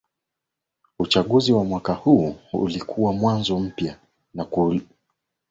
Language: Swahili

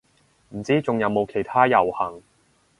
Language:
Cantonese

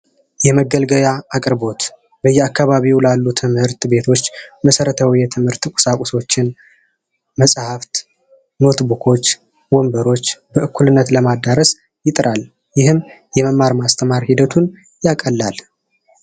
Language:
Amharic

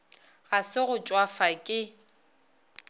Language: Northern Sotho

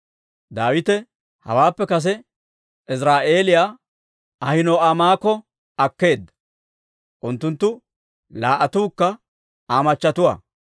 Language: Dawro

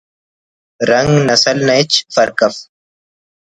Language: Brahui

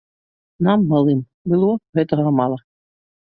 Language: Belarusian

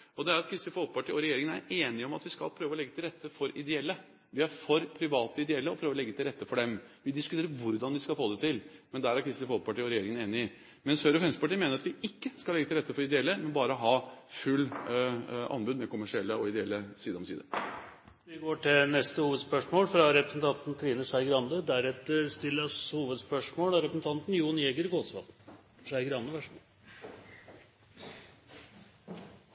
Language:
Norwegian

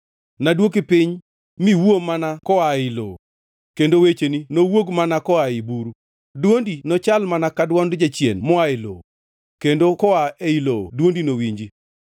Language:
Luo (Kenya and Tanzania)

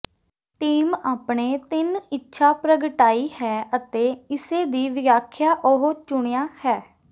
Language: Punjabi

